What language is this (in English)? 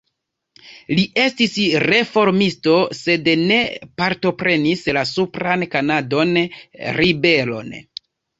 Esperanto